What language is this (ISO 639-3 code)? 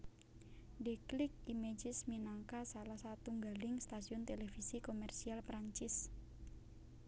jav